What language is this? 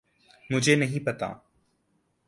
Urdu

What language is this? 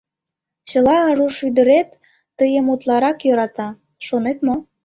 Mari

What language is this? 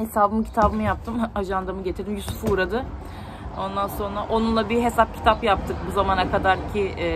Turkish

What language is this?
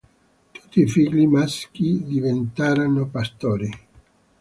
Italian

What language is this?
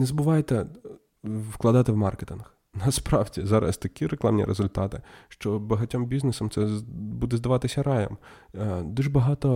Ukrainian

